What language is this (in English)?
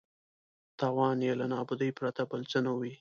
Pashto